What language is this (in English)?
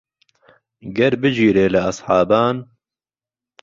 Central Kurdish